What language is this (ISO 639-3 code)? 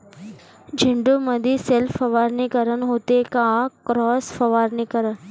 mar